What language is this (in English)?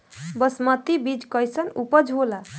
Bhojpuri